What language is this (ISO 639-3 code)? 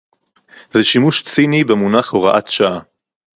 heb